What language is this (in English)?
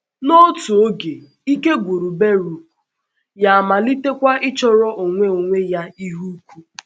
Igbo